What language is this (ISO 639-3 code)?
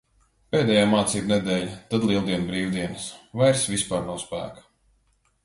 lav